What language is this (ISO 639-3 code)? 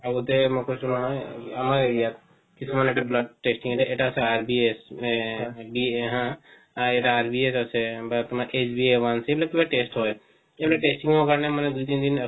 asm